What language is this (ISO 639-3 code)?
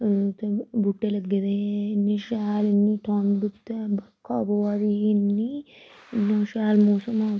doi